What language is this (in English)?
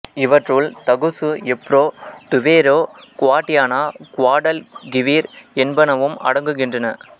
Tamil